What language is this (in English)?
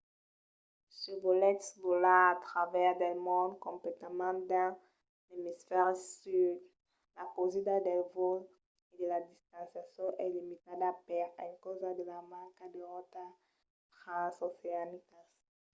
Occitan